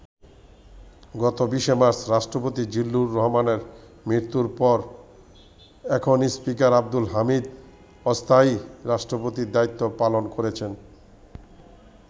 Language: Bangla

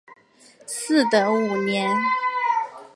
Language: Chinese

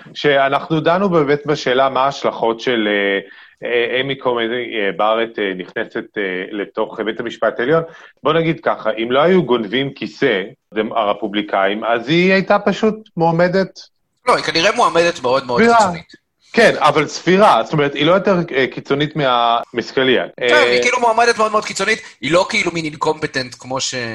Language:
Hebrew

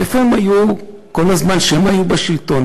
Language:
Hebrew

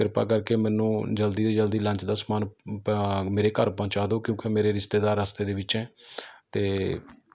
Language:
Punjabi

